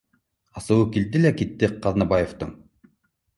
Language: Bashkir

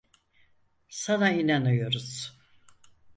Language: Turkish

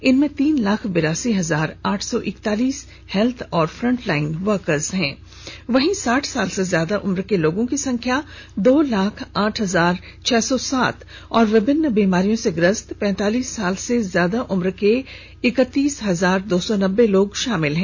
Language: Hindi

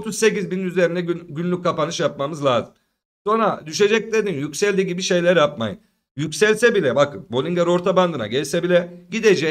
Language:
Turkish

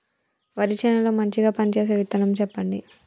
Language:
Telugu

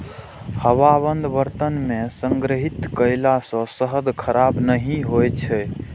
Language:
Maithili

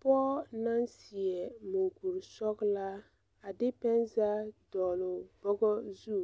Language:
Southern Dagaare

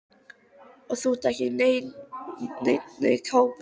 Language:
Icelandic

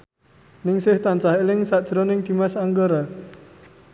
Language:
Javanese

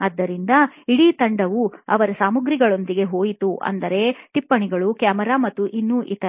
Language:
Kannada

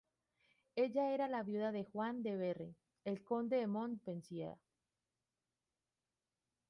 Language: Spanish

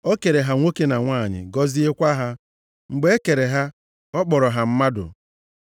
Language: Igbo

